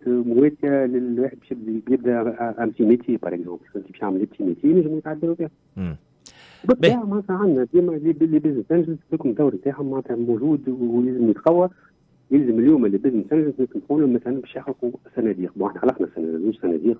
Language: Arabic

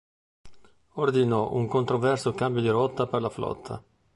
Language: Italian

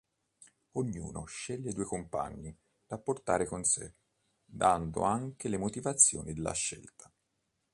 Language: Italian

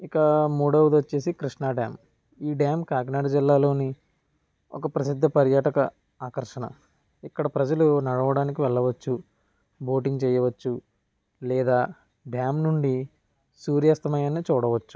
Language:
Telugu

